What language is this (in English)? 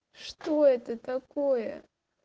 Russian